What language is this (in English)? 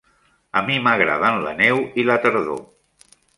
Catalan